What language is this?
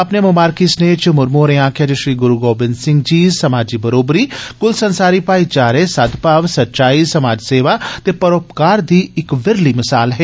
Dogri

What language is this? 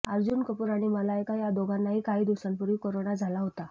Marathi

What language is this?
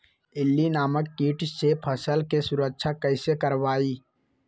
Magahi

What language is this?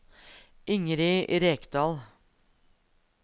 Norwegian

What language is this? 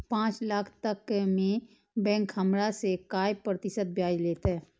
Maithili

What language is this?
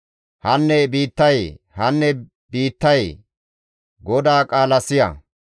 Gamo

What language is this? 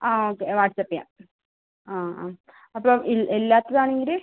Malayalam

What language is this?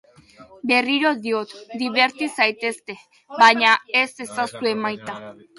Basque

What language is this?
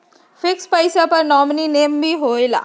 Magahi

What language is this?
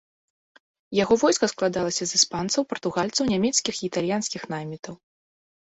Belarusian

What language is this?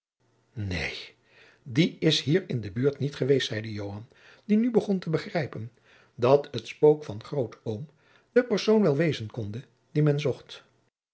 Dutch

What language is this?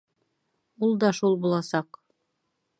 Bashkir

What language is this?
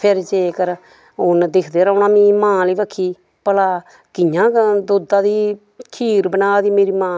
Dogri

